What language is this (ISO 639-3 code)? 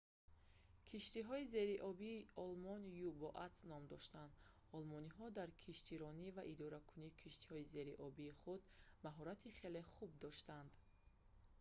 tgk